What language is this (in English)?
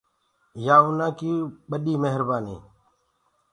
Gurgula